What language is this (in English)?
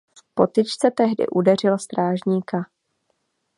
Czech